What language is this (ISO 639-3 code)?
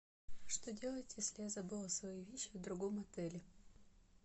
rus